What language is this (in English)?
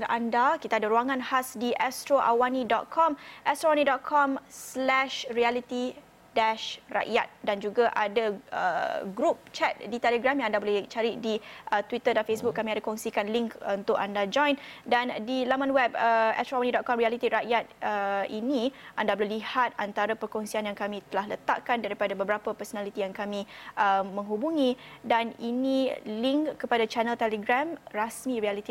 Malay